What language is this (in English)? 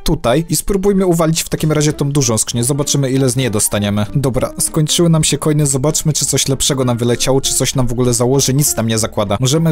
Polish